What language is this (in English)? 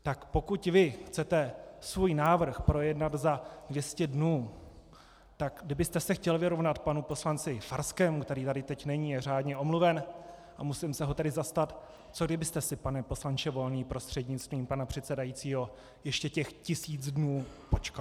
Czech